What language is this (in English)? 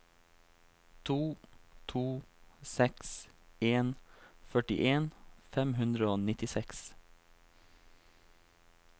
Norwegian